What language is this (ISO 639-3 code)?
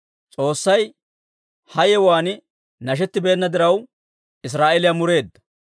dwr